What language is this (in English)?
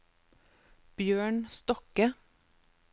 Norwegian